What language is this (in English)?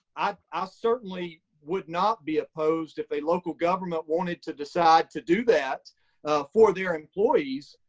English